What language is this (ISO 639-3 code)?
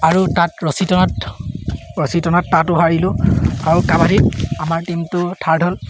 asm